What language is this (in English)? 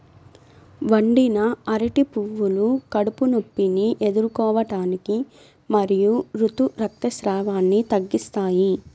Telugu